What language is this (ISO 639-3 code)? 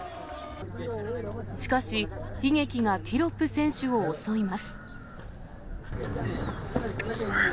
jpn